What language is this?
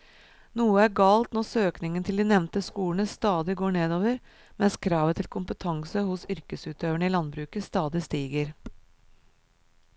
Norwegian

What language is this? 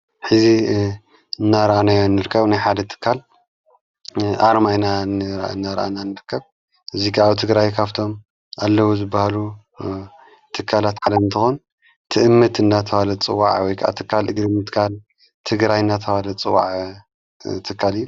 Tigrinya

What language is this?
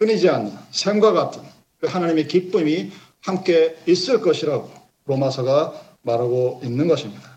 Korean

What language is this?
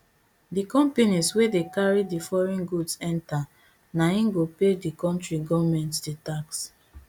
Nigerian Pidgin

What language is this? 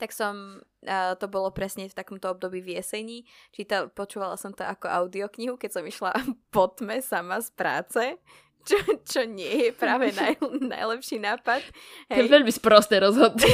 Slovak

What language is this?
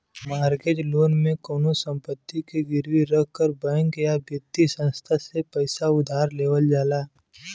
Bhojpuri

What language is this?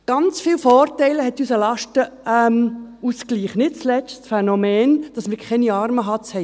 Swiss German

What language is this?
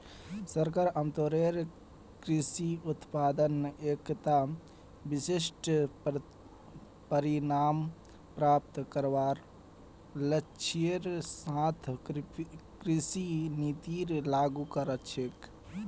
Magahi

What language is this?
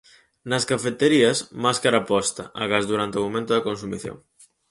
Galician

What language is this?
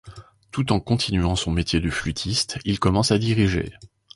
French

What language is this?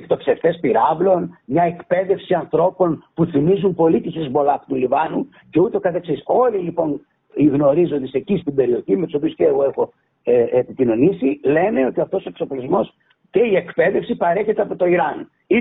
Greek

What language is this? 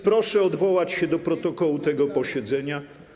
Polish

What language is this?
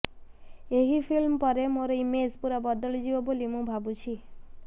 Odia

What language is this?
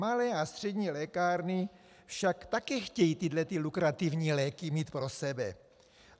Czech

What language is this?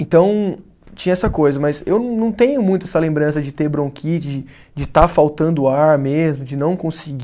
Portuguese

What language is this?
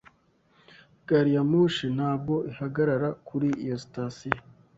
Kinyarwanda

